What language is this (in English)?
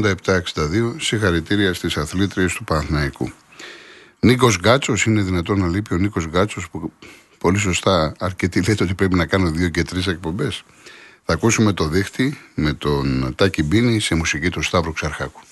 Greek